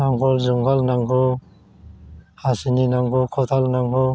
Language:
Bodo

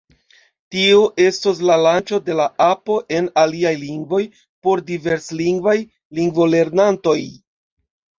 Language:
Esperanto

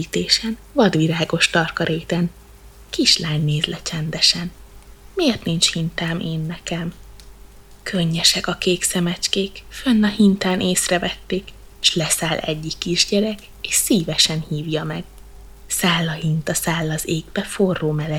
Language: Hungarian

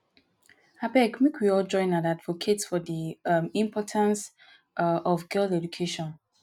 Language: Nigerian Pidgin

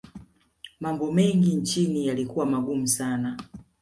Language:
Swahili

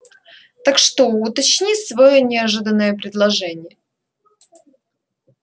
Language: Russian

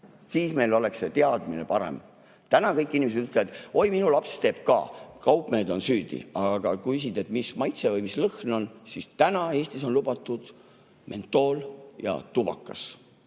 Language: Estonian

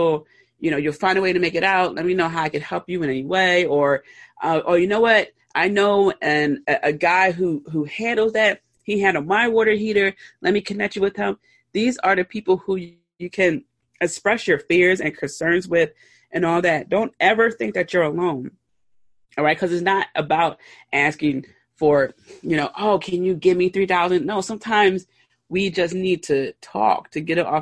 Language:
English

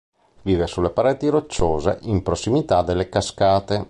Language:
Italian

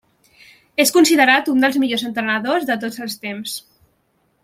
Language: Catalan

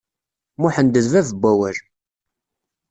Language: Kabyle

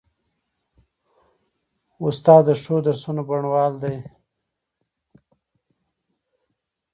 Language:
Pashto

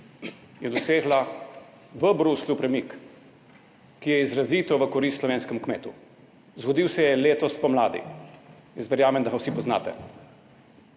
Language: Slovenian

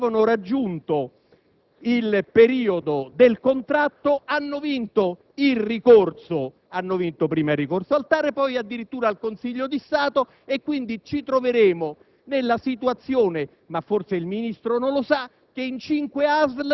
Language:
Italian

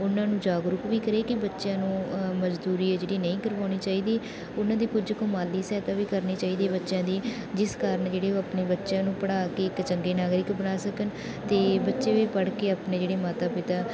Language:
Punjabi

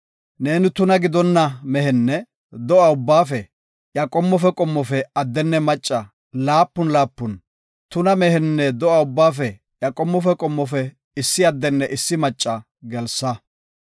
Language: Gofa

